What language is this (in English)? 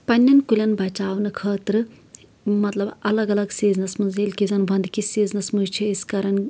Kashmiri